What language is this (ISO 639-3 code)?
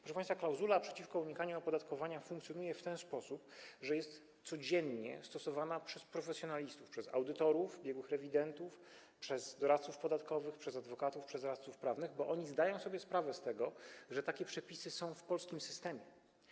pol